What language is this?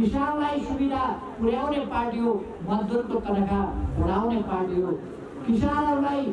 Nepali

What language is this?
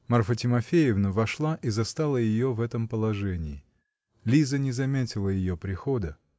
Russian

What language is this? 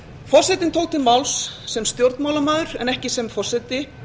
Icelandic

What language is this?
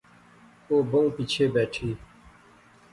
Pahari-Potwari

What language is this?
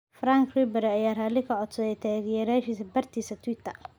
Somali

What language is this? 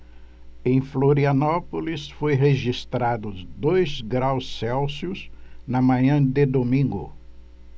Portuguese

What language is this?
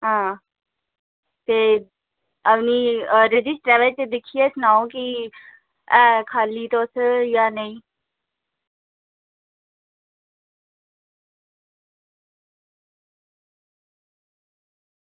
Dogri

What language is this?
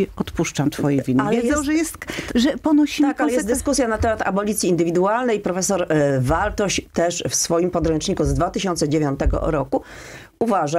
Polish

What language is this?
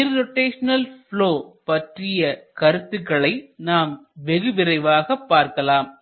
Tamil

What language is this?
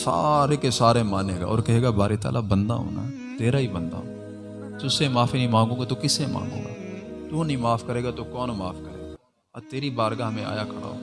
Urdu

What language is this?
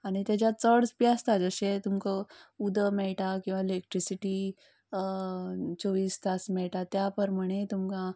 Konkani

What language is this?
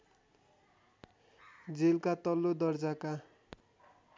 Nepali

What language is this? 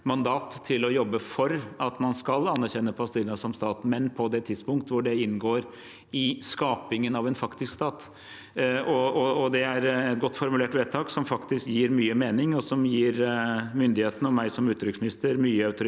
Norwegian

